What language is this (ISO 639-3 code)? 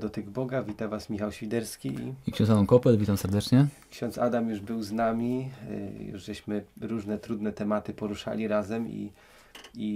pol